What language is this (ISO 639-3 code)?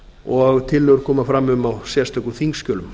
isl